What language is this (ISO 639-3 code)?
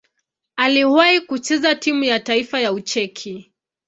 swa